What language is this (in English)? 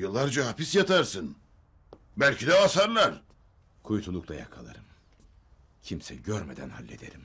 Turkish